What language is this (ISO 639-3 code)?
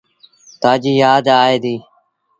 sbn